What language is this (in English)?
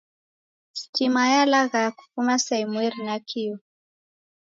Taita